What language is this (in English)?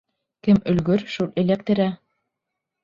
Bashkir